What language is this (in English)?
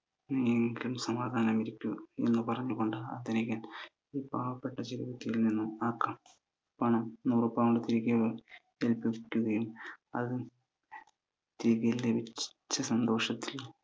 Malayalam